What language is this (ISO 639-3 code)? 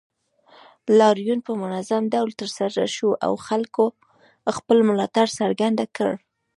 pus